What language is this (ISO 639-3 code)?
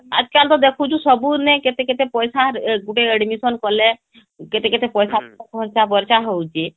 ori